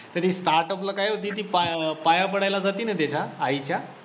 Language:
Marathi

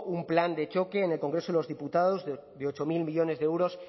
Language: Spanish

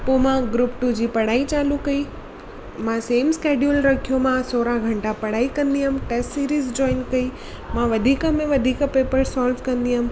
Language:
Sindhi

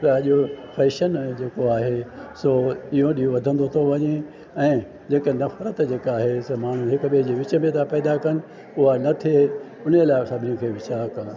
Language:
Sindhi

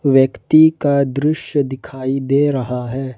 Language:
Hindi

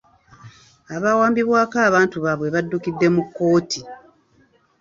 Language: Ganda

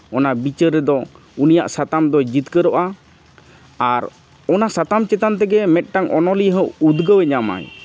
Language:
Santali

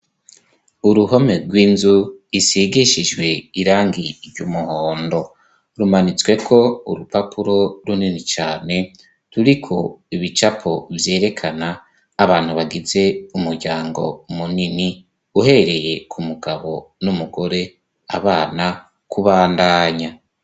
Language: Rundi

